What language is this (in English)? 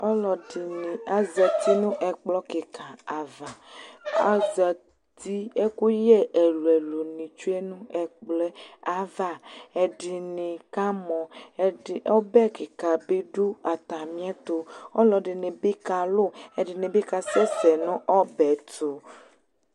Ikposo